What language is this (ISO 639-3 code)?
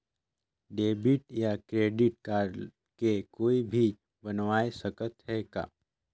hne